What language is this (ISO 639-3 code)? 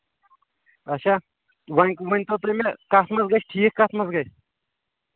kas